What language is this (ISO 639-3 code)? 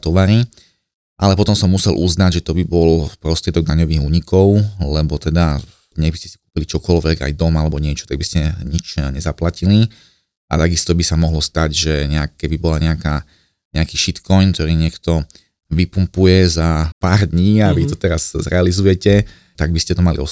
slk